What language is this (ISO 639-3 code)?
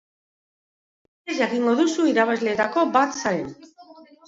eus